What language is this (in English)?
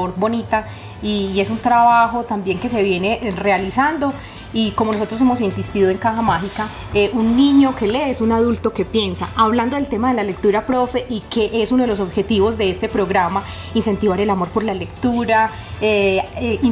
Spanish